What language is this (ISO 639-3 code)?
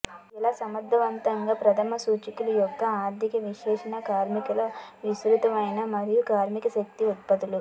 tel